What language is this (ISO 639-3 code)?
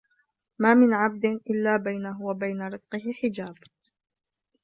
ara